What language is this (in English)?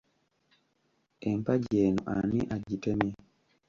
Ganda